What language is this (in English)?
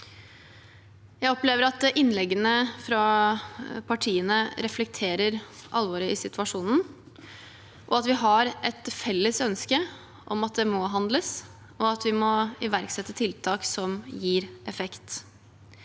Norwegian